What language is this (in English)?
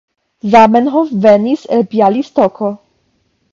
Esperanto